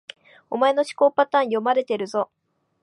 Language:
Japanese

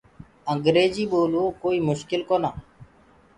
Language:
Gurgula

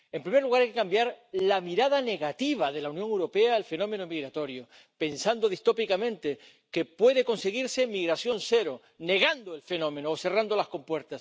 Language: Spanish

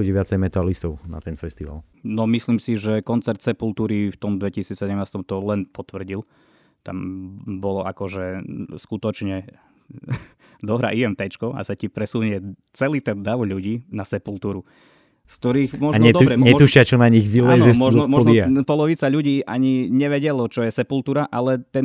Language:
Slovak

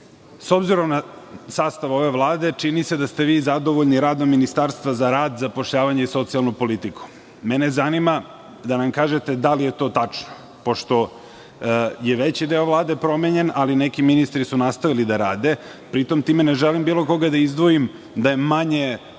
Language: Serbian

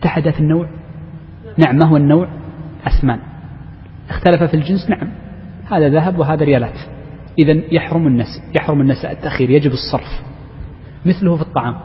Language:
Arabic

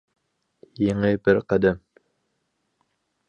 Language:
Uyghur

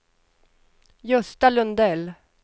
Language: Swedish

